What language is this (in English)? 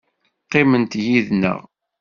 Kabyle